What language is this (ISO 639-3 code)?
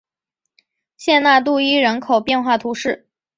zho